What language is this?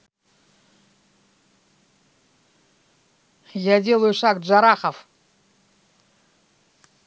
Russian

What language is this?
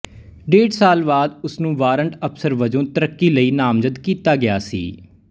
Punjabi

